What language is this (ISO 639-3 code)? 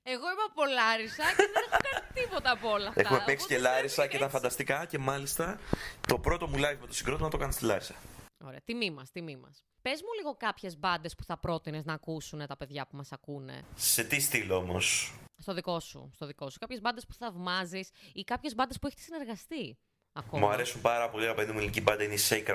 ell